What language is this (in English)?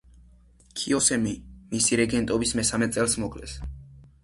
Georgian